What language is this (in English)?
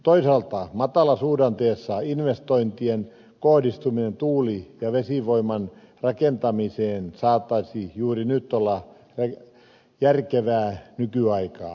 Finnish